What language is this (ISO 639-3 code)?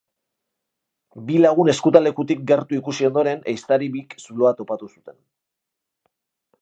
eus